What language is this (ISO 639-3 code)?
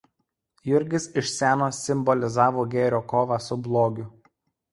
lit